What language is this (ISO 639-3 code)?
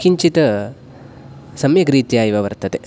san